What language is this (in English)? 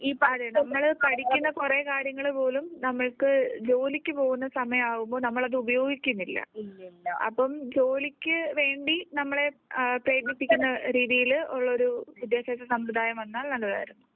Malayalam